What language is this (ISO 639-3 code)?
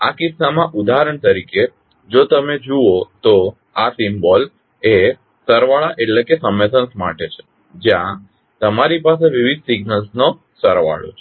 guj